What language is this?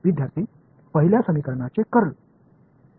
Marathi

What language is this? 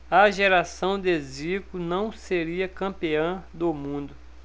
Portuguese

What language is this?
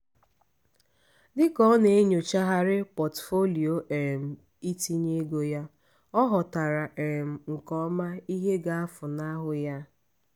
Igbo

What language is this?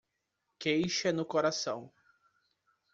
Portuguese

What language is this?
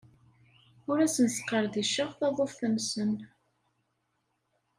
Kabyle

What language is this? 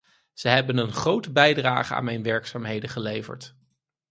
Dutch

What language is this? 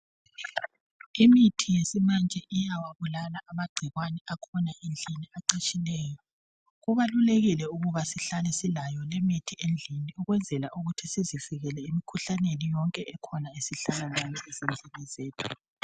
North Ndebele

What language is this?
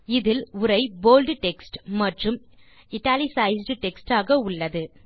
Tamil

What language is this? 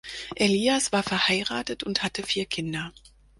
German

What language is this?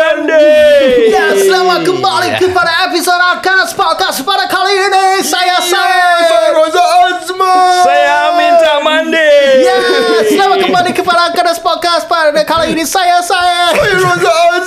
Malay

